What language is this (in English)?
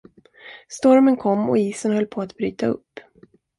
Swedish